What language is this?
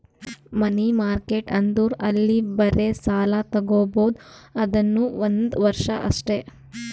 Kannada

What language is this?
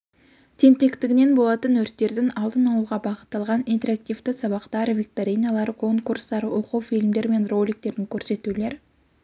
Kazakh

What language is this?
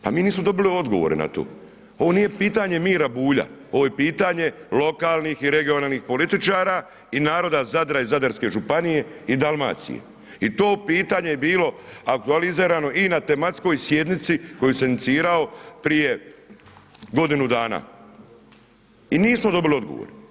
Croatian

